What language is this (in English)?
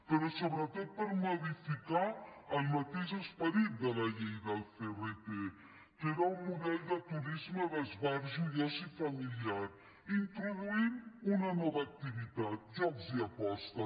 Catalan